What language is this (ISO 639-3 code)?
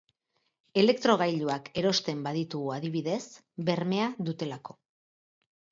eus